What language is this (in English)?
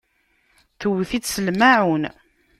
Kabyle